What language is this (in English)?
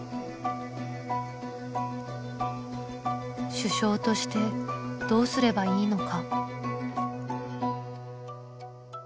Japanese